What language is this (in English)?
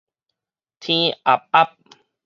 Min Nan Chinese